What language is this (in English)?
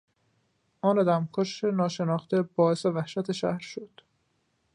Persian